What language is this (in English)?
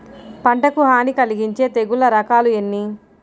Telugu